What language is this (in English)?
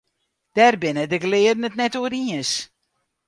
Western Frisian